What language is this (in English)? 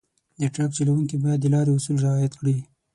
Pashto